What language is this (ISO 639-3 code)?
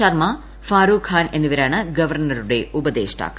mal